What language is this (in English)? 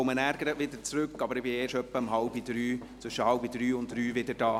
Swiss German